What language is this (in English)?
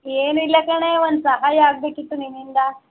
Kannada